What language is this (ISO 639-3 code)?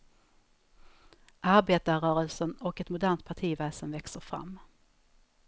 swe